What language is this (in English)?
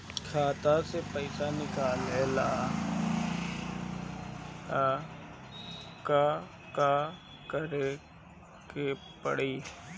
Bhojpuri